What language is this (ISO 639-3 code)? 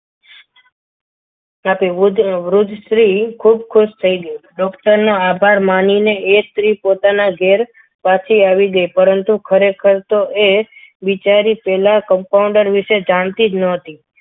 guj